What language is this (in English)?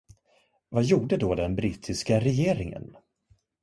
Swedish